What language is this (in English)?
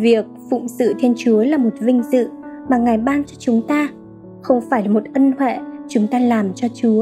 Vietnamese